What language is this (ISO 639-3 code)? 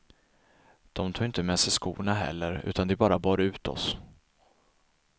swe